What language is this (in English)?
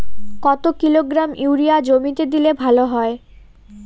Bangla